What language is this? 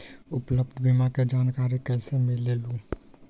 Magahi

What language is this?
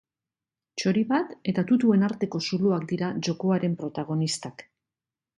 Basque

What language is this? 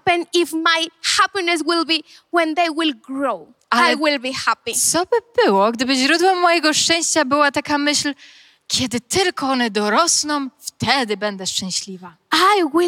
Polish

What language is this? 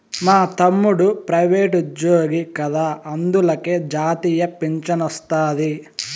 Telugu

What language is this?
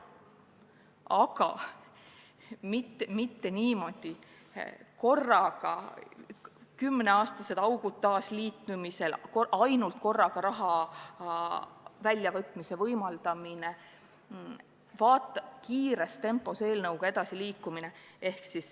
Estonian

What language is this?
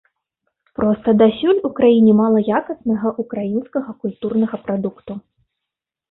Belarusian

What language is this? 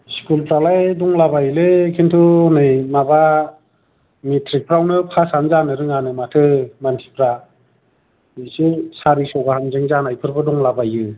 Bodo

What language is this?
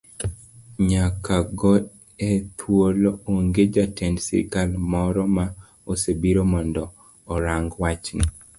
Luo (Kenya and Tanzania)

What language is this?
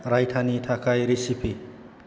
Bodo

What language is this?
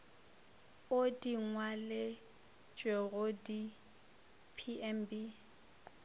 Northern Sotho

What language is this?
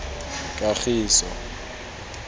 Tswana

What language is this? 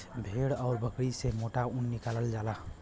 Bhojpuri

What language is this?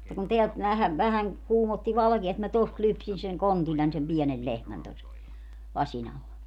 Finnish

